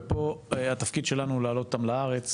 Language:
Hebrew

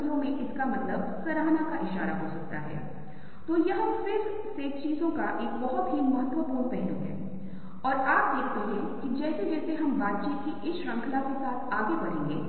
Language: Hindi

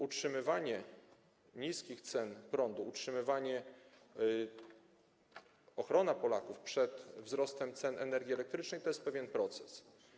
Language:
Polish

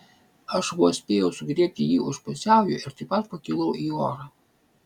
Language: Lithuanian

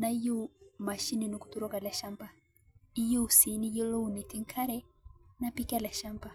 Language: Masai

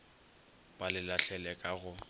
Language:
Northern Sotho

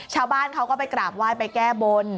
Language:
Thai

